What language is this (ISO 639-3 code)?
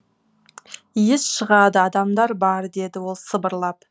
kaz